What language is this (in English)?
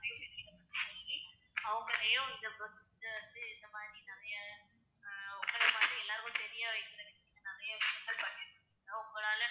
Tamil